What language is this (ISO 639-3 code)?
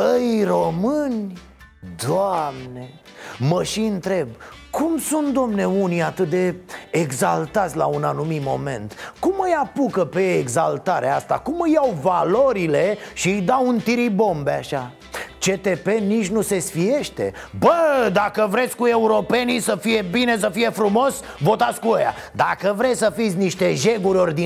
ron